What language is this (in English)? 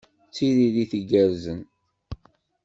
Kabyle